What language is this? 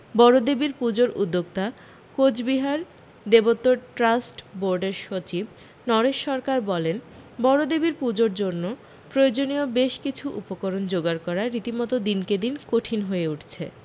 Bangla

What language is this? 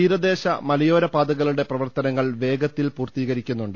Malayalam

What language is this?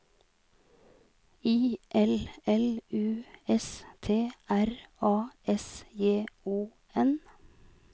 Norwegian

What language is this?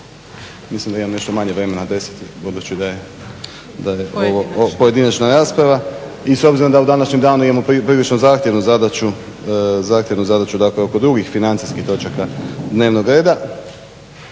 Croatian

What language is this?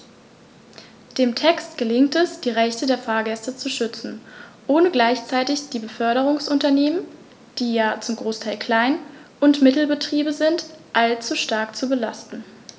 German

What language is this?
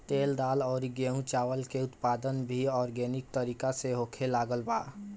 Bhojpuri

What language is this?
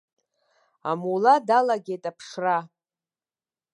Abkhazian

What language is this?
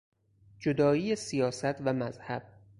Persian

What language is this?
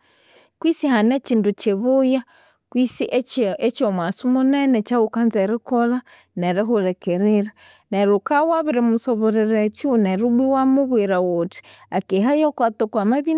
Konzo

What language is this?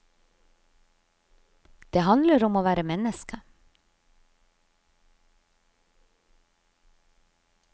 Norwegian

